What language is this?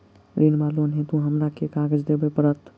Maithili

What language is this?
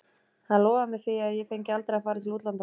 Icelandic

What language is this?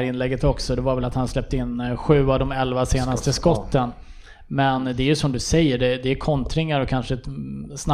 Swedish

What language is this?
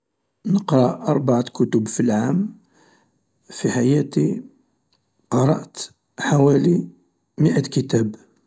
Algerian Arabic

